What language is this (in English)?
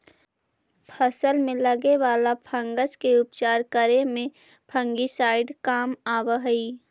Magahi